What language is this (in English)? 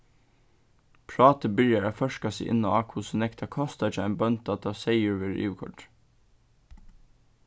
Faroese